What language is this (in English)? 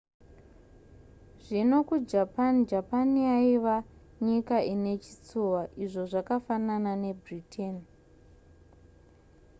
Shona